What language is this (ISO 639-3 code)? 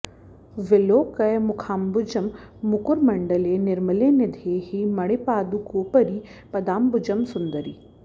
san